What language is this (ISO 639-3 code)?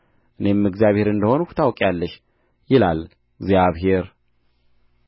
amh